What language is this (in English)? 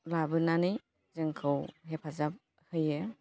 Bodo